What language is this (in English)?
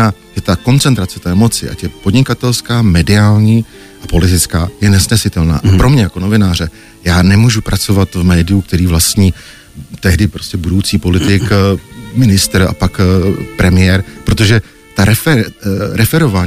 Czech